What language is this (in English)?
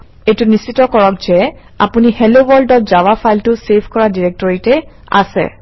Assamese